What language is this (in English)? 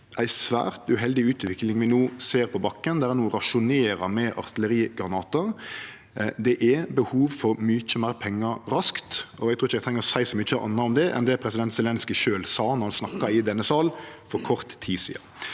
Norwegian